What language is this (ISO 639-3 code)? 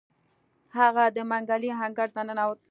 pus